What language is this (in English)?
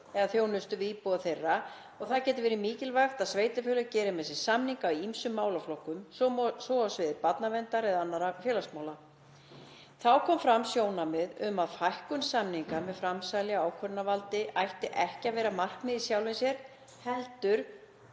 Icelandic